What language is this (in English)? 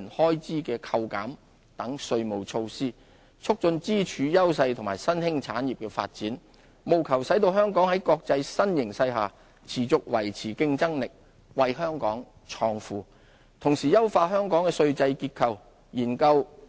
Cantonese